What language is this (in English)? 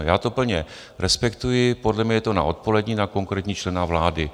Czech